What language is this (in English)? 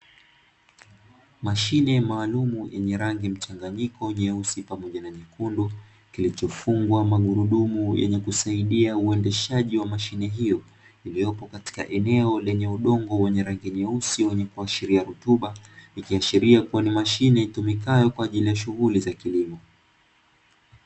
Swahili